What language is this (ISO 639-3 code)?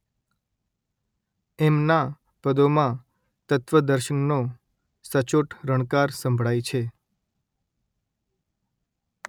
guj